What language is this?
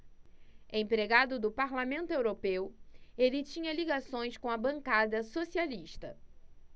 Portuguese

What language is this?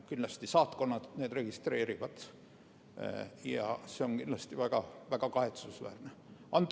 Estonian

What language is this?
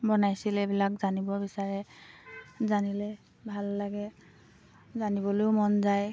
Assamese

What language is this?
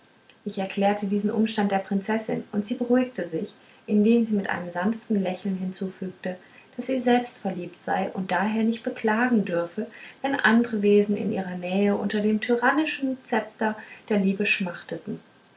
German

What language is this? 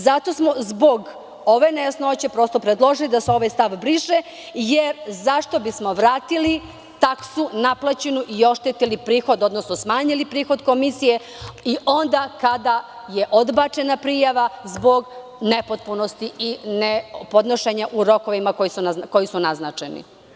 Serbian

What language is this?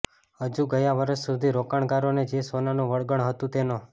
Gujarati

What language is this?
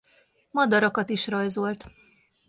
Hungarian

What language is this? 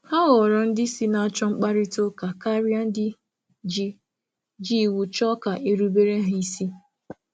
Igbo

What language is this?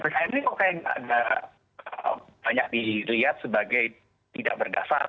Indonesian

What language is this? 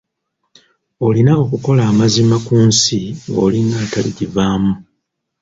Ganda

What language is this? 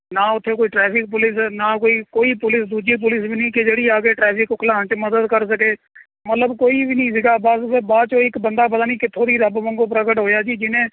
Punjabi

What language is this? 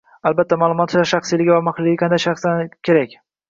Uzbek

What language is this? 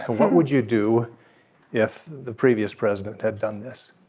English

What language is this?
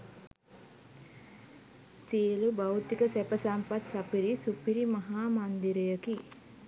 Sinhala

